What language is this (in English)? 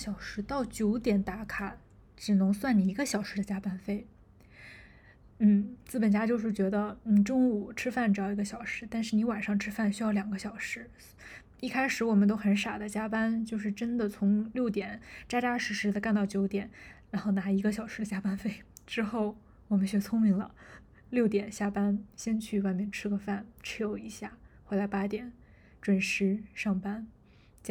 Chinese